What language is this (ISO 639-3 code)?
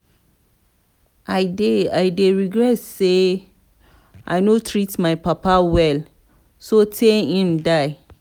pcm